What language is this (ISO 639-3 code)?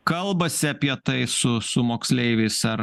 lit